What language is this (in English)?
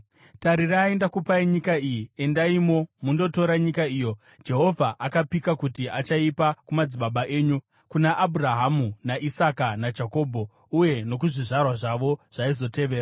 Shona